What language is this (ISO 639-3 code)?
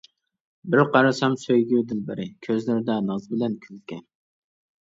uig